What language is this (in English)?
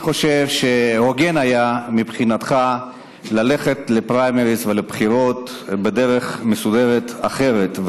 Hebrew